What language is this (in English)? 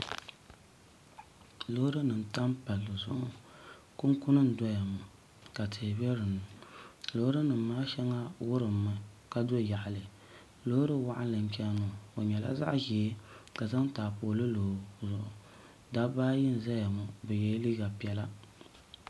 Dagbani